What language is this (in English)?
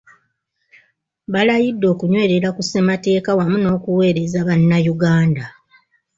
Ganda